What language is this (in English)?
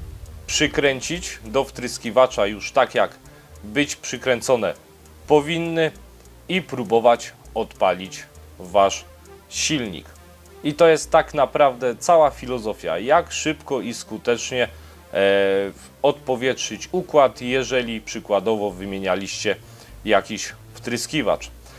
Polish